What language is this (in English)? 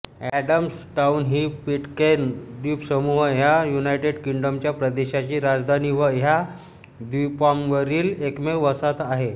Marathi